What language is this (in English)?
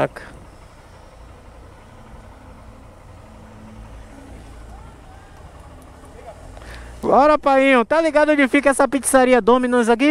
Portuguese